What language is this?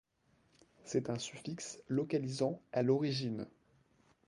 French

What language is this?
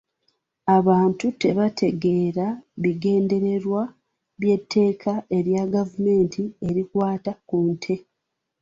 Ganda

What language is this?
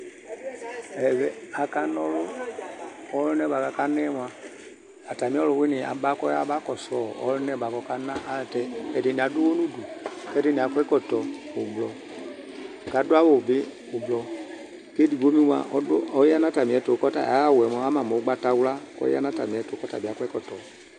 Ikposo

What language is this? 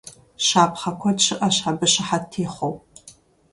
Kabardian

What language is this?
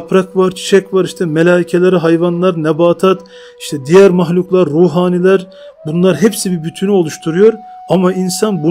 Turkish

